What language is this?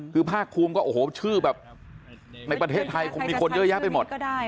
Thai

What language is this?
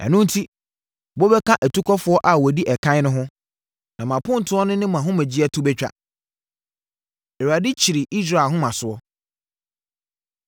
Akan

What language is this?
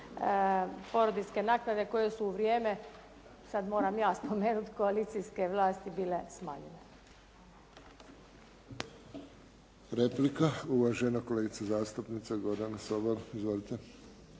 Croatian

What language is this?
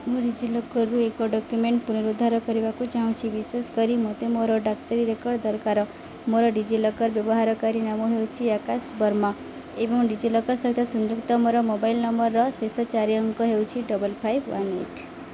Odia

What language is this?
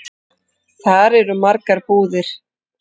Icelandic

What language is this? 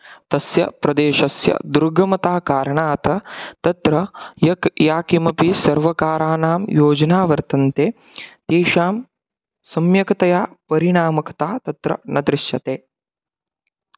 Sanskrit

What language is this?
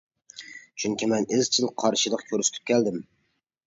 Uyghur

